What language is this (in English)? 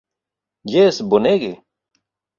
Esperanto